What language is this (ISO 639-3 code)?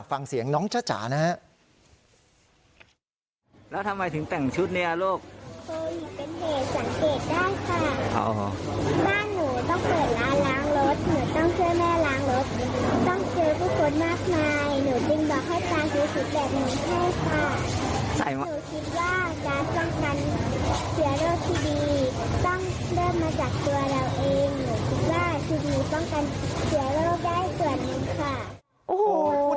tha